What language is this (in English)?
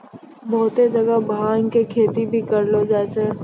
Maithili